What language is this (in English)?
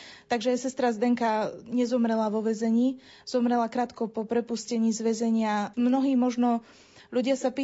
Slovak